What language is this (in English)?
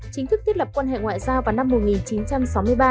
Vietnamese